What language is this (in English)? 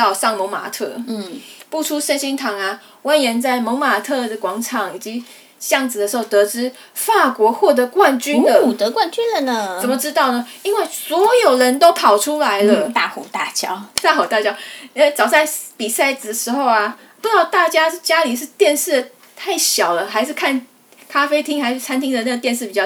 Chinese